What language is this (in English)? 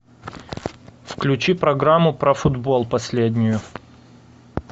Russian